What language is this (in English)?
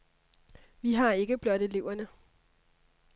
Danish